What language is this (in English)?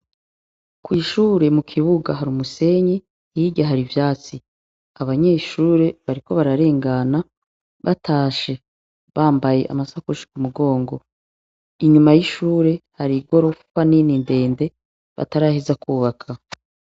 Rundi